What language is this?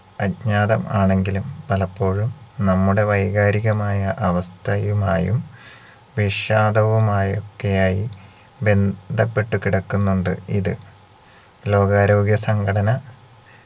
Malayalam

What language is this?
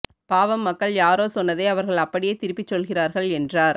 Tamil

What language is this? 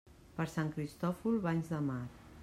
Catalan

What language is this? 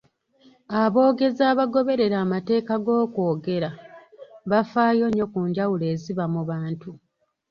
Ganda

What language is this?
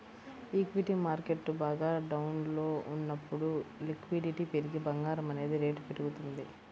Telugu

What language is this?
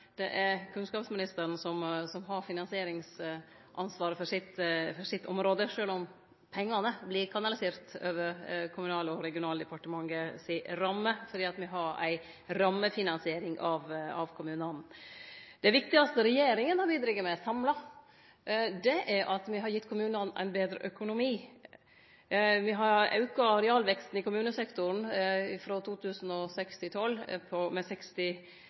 Norwegian Nynorsk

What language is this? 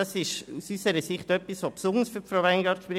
Swiss German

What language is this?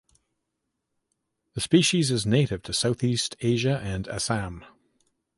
English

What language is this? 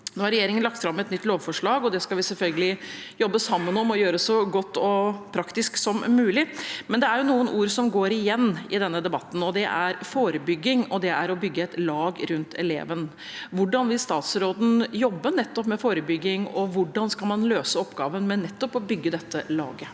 Norwegian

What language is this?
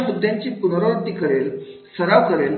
Marathi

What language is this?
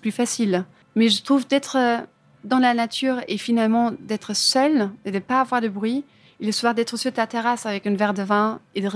French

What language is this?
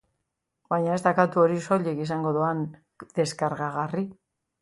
Basque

